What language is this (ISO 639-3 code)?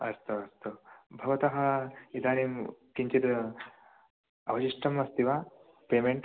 san